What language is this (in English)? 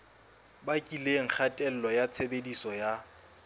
Southern Sotho